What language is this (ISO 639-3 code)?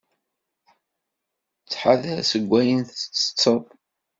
kab